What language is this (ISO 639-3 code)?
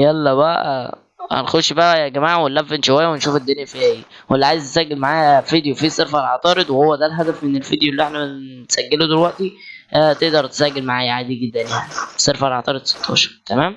ara